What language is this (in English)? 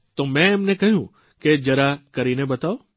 Gujarati